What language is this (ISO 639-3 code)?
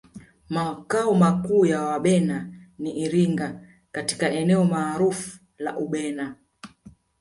swa